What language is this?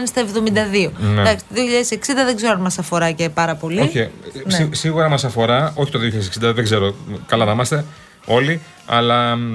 Greek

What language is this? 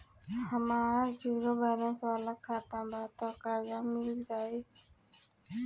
Bhojpuri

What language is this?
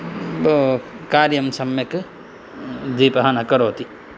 Sanskrit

